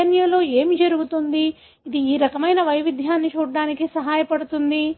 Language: Telugu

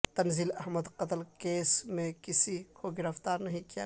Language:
Urdu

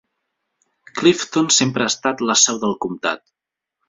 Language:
Catalan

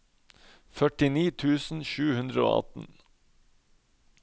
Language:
Norwegian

